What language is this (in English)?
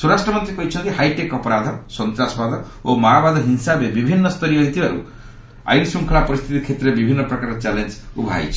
Odia